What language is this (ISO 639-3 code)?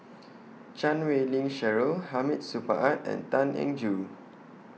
eng